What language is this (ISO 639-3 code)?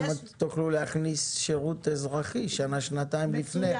heb